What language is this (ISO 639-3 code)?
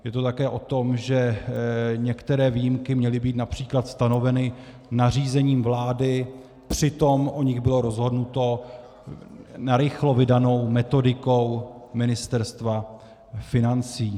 ces